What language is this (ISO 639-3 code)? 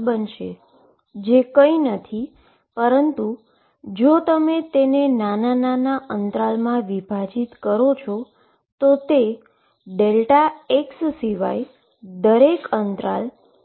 guj